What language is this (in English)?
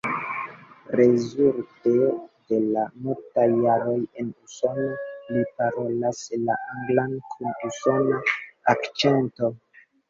Esperanto